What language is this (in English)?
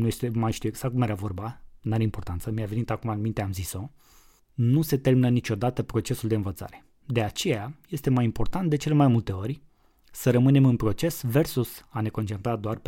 Romanian